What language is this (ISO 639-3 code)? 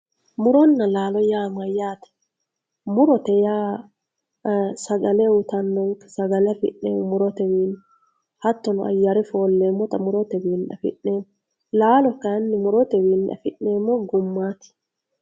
sid